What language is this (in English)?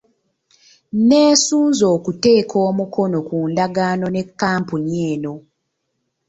Ganda